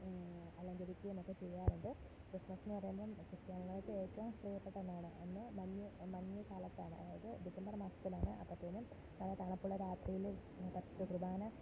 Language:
Malayalam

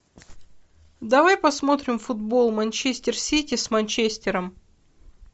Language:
Russian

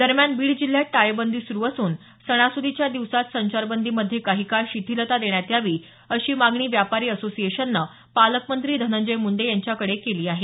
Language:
Marathi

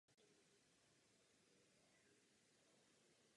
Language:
Czech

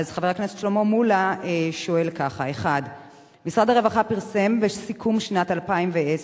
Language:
Hebrew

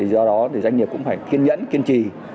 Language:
Vietnamese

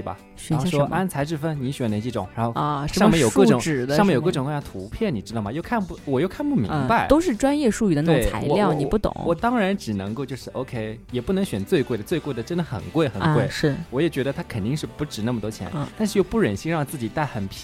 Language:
Chinese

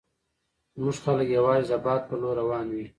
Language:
Pashto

